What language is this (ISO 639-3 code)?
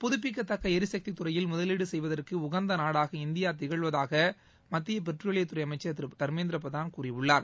tam